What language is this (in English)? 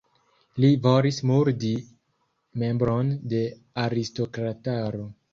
Esperanto